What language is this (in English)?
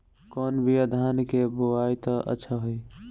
Bhojpuri